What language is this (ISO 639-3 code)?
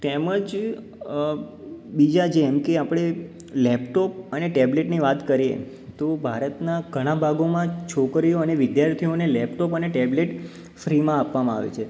guj